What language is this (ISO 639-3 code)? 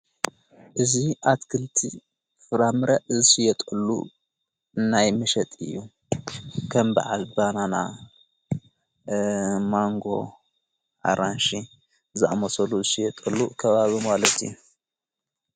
tir